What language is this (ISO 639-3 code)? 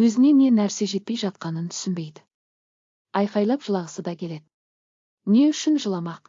tur